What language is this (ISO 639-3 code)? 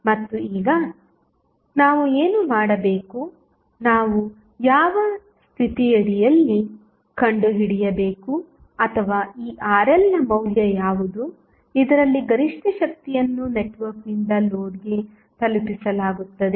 kan